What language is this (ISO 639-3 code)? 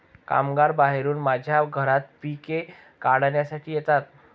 mar